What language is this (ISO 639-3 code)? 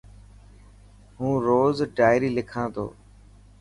mki